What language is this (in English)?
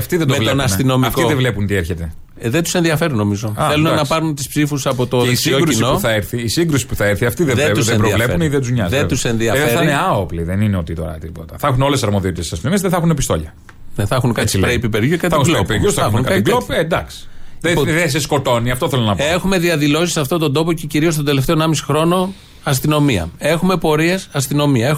Greek